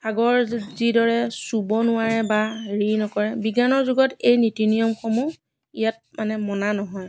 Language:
Assamese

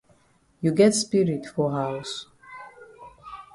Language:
Cameroon Pidgin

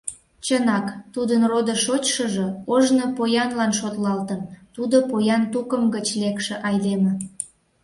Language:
Mari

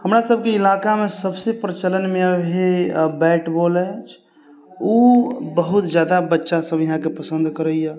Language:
Maithili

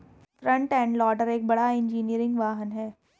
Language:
Hindi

